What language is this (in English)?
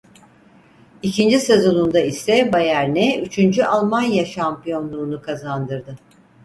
Turkish